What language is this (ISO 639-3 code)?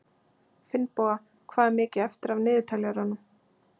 isl